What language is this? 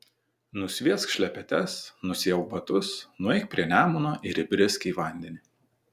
Lithuanian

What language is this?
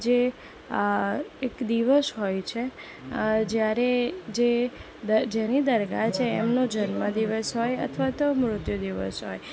Gujarati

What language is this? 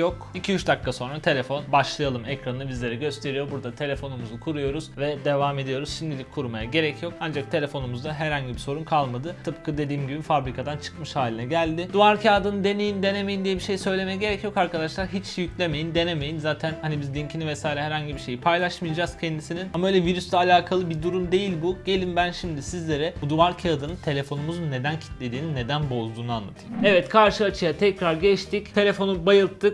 Turkish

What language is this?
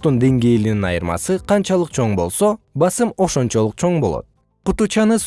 Kyrgyz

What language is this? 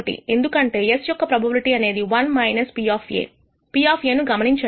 Telugu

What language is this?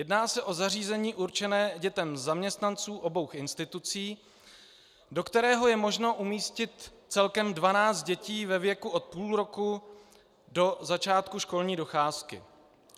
Czech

